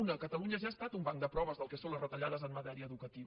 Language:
Catalan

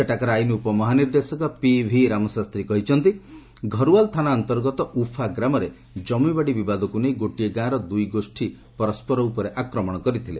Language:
Odia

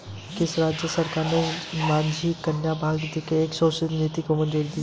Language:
Hindi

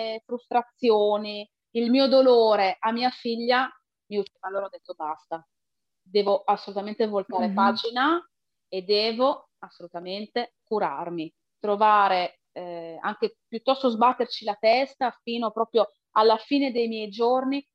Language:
Italian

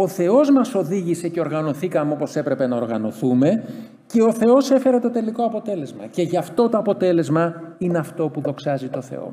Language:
Greek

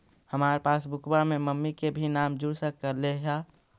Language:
Magahi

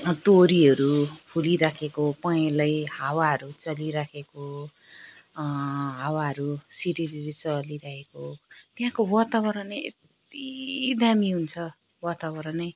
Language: Nepali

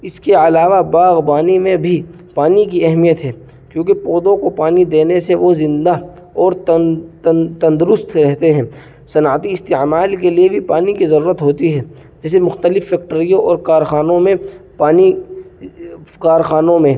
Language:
Urdu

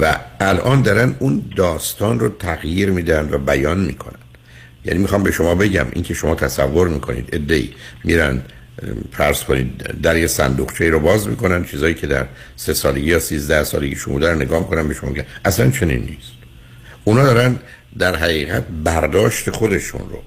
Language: Persian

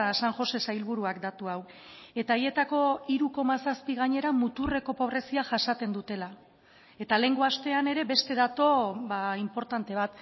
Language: Basque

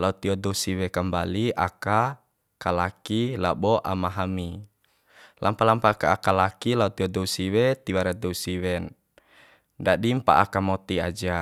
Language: Bima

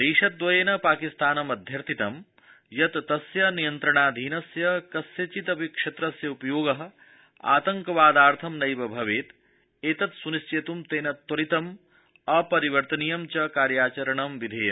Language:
Sanskrit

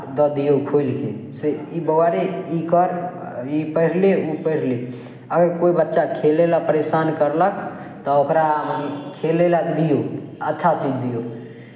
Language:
Maithili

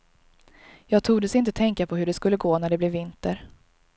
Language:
Swedish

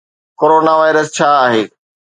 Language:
Sindhi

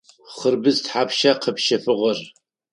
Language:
Adyghe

